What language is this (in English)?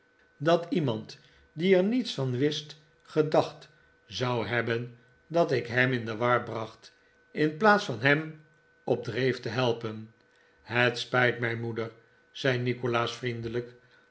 Dutch